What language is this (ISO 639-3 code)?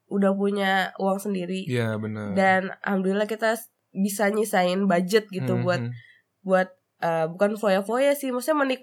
ind